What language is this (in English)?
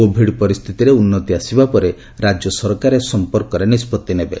Odia